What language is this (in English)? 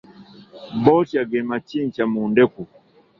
Ganda